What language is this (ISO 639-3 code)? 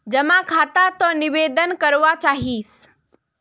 mag